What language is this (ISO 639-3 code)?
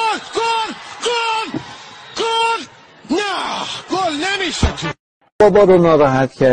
fas